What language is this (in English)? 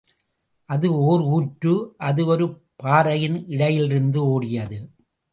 Tamil